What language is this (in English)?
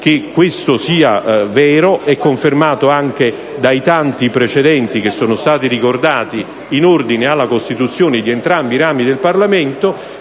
Italian